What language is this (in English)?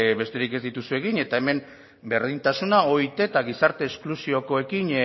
Basque